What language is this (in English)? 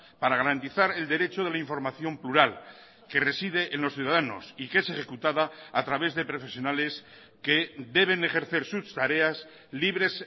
Spanish